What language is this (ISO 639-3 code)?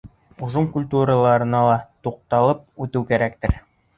bak